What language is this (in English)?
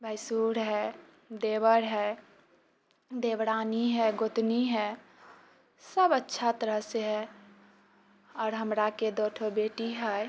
Maithili